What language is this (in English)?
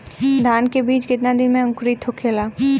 Bhojpuri